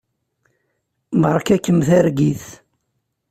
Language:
Kabyle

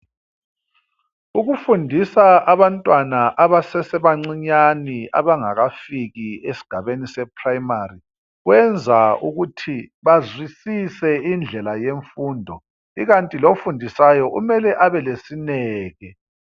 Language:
North Ndebele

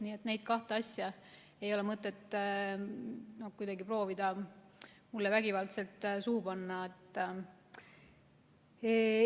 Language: Estonian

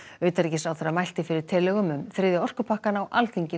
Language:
Icelandic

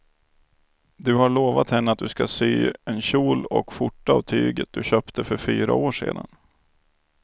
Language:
Swedish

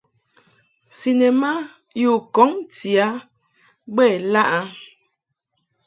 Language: Mungaka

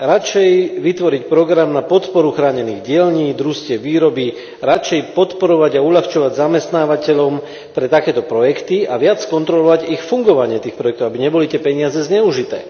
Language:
Slovak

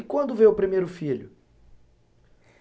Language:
Portuguese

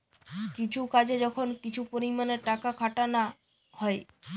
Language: Bangla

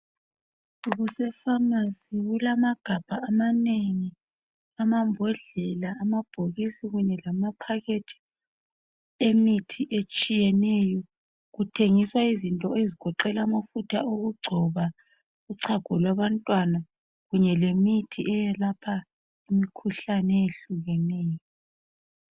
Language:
North Ndebele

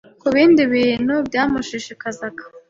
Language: Kinyarwanda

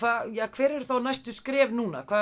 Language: Icelandic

